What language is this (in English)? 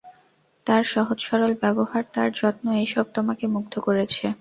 Bangla